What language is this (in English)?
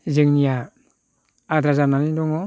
Bodo